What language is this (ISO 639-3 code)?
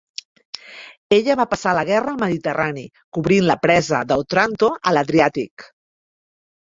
cat